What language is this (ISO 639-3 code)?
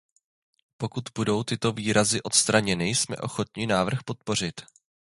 ces